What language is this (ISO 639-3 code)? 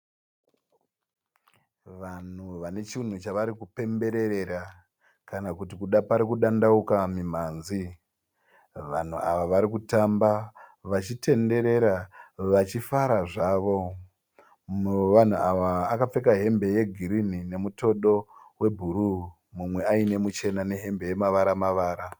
sna